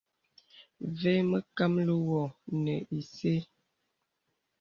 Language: Bebele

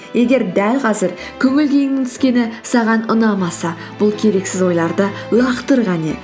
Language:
Kazakh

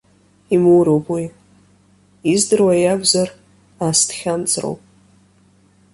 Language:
Abkhazian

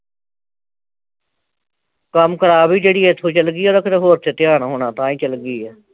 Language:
Punjabi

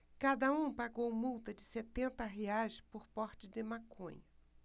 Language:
Portuguese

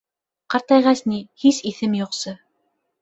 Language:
Bashkir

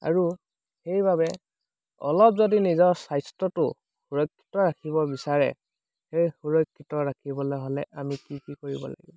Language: Assamese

